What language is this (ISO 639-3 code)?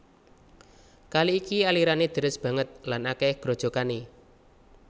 jav